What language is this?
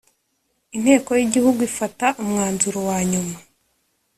Kinyarwanda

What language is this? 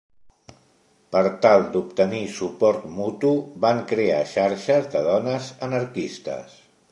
Catalan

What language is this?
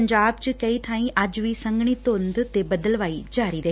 Punjabi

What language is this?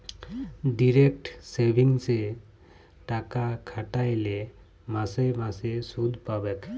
Bangla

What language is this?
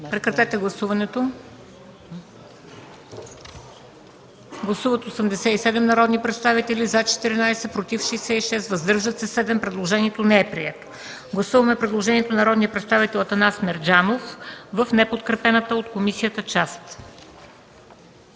Bulgarian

